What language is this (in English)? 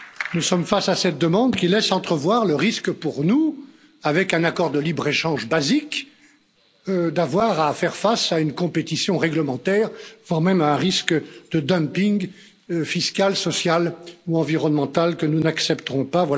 French